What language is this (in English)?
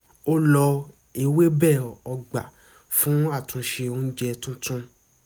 Yoruba